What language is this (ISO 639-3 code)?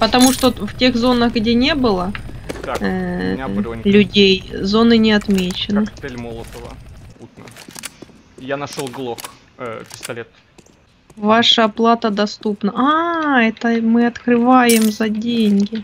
rus